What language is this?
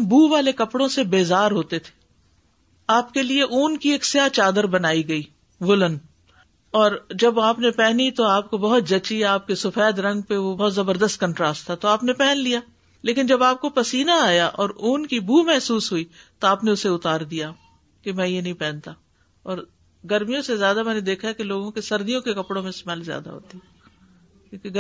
Urdu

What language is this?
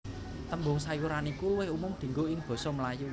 Javanese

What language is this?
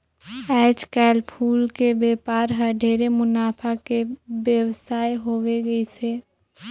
Chhattisgarhi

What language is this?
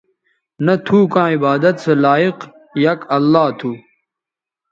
Bateri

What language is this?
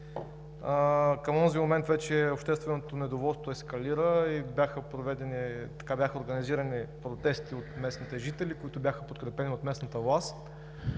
Bulgarian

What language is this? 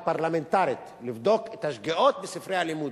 Hebrew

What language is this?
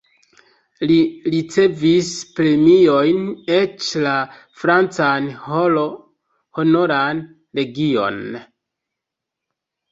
Esperanto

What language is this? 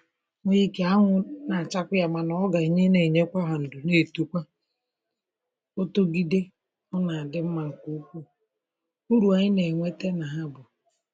Igbo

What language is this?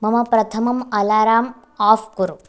Sanskrit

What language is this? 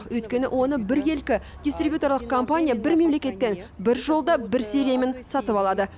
Kazakh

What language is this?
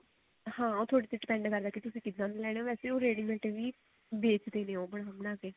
Punjabi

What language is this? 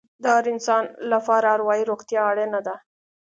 Pashto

